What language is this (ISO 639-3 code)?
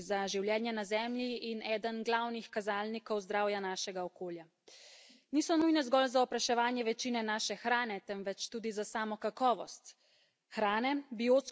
slv